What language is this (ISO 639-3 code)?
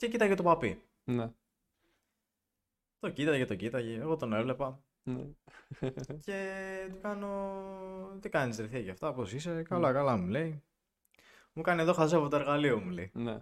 ell